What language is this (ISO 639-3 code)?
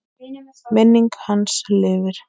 isl